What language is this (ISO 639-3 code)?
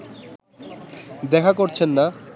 ben